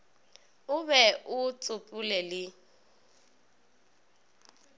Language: Northern Sotho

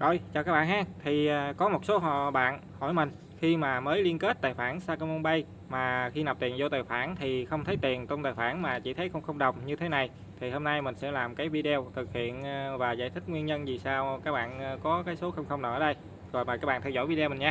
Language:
Vietnamese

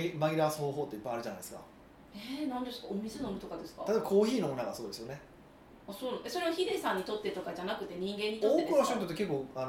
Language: Japanese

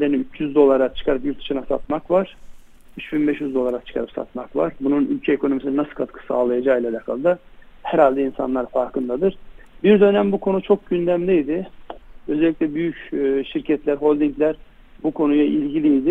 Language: Turkish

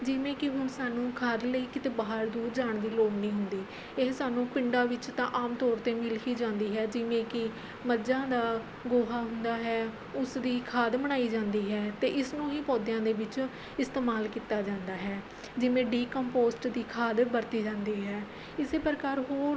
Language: Punjabi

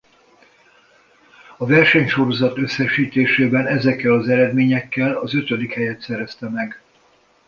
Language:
Hungarian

